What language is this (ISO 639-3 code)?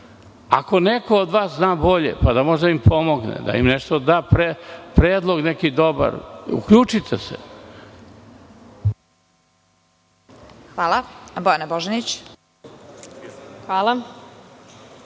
srp